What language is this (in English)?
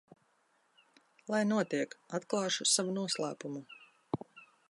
Latvian